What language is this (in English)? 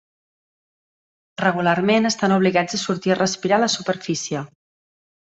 Catalan